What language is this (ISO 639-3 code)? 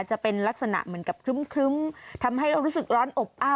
tha